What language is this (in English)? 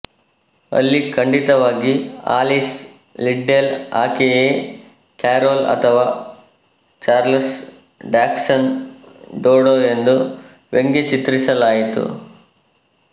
Kannada